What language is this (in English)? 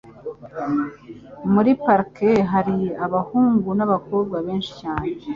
Kinyarwanda